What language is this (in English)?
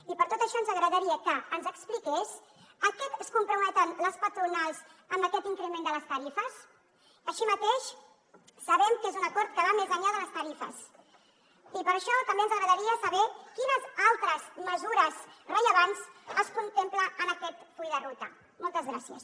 Catalan